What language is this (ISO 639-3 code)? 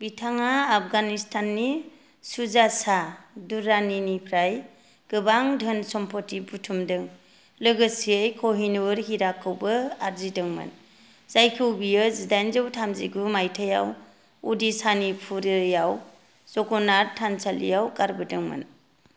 brx